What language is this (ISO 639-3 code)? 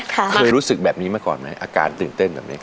tha